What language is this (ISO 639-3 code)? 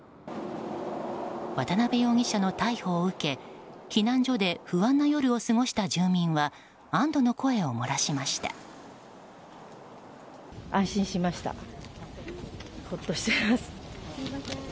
jpn